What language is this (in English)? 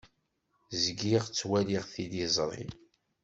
Kabyle